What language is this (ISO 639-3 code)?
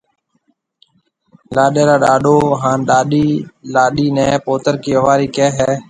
mve